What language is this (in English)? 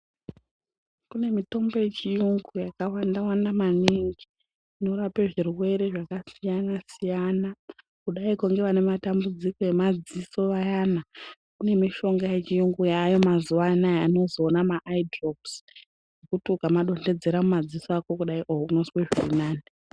Ndau